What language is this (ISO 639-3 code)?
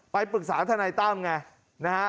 tha